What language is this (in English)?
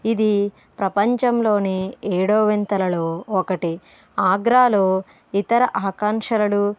Telugu